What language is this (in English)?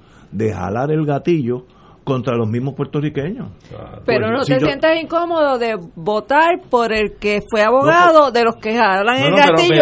Spanish